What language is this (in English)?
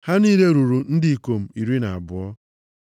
Igbo